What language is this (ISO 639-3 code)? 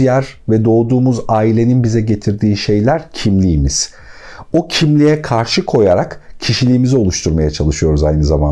tur